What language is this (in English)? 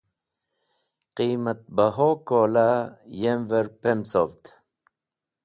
Wakhi